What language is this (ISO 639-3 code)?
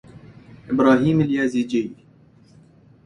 ara